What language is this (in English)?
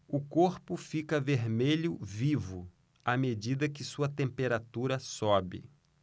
Portuguese